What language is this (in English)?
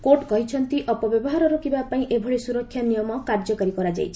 Odia